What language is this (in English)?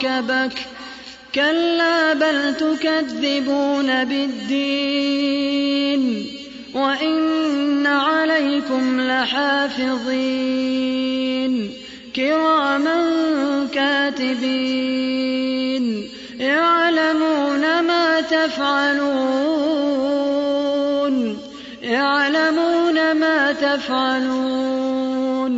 Arabic